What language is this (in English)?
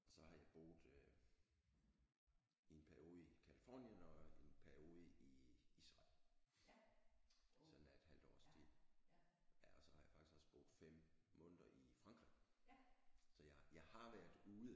Danish